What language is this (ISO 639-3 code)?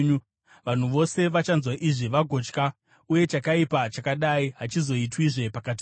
sna